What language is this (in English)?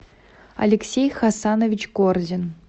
Russian